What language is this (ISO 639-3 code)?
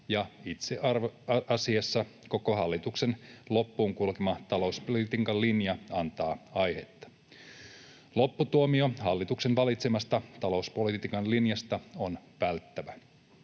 fin